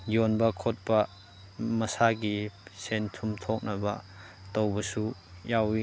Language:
Manipuri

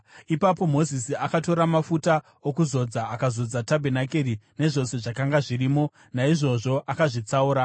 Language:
Shona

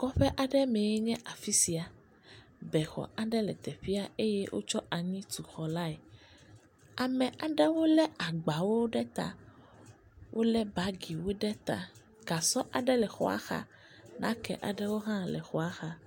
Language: Ewe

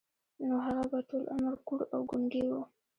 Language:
Pashto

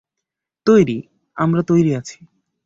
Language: Bangla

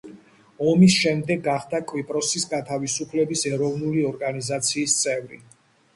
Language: Georgian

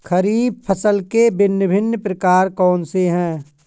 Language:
Hindi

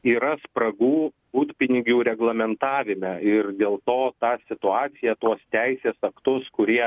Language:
Lithuanian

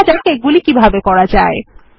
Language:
Bangla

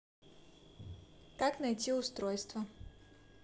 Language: Russian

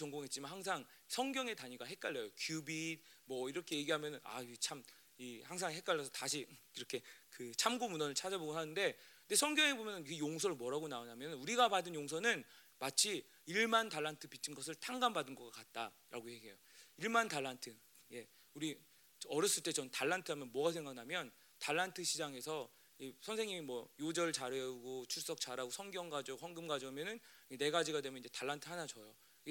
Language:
Korean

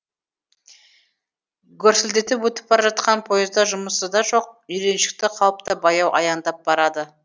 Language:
Kazakh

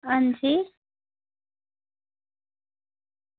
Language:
Dogri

